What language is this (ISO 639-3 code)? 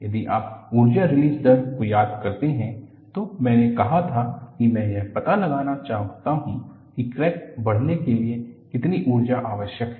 hin